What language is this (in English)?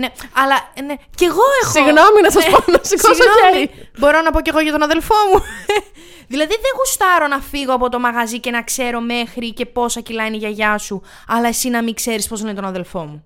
Greek